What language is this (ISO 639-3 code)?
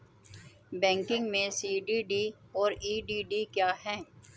hin